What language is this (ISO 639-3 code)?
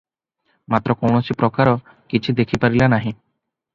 ori